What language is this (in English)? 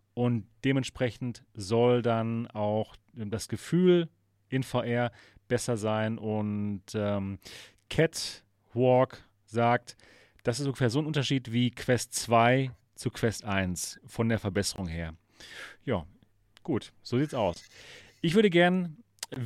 German